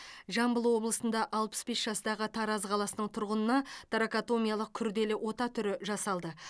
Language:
Kazakh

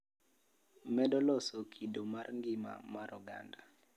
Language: Luo (Kenya and Tanzania)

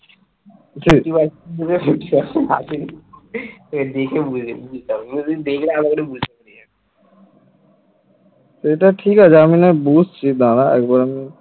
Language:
Bangla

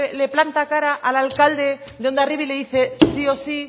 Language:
Spanish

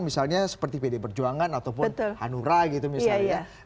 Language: Indonesian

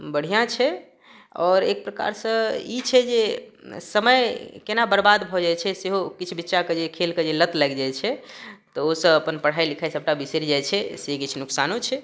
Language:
Maithili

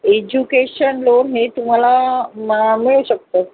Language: Marathi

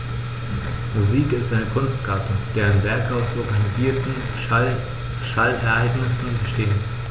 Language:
German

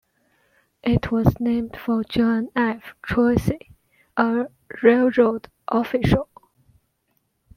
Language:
English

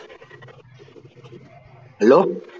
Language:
Tamil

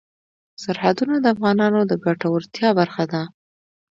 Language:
Pashto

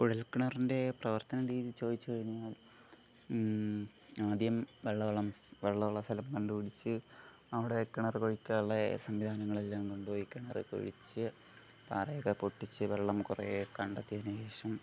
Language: Malayalam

